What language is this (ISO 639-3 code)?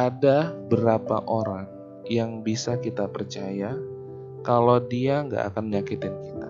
ind